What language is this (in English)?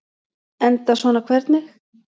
Icelandic